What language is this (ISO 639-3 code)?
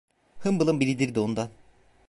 tur